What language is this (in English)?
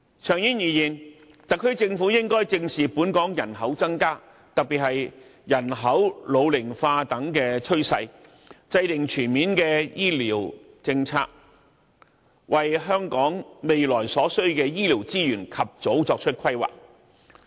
Cantonese